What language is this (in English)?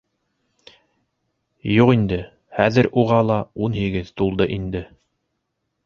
Bashkir